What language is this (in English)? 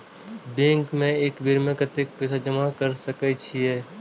Maithili